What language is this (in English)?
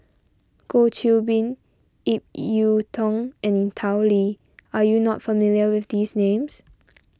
English